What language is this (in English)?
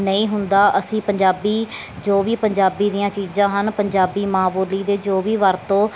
Punjabi